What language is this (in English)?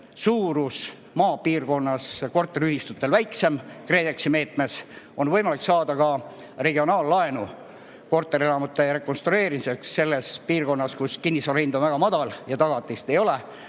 Estonian